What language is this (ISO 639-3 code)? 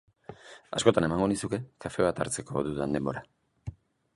eus